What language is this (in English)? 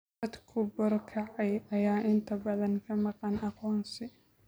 Somali